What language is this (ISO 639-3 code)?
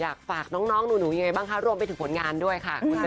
tha